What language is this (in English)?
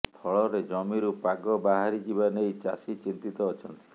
Odia